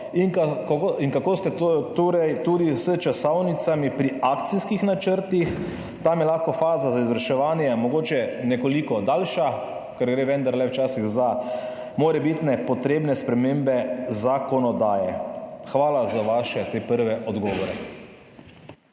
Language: Slovenian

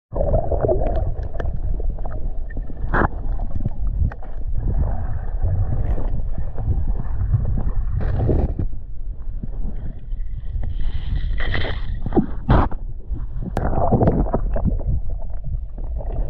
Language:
Arabic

